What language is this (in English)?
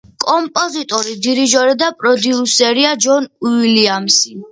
Georgian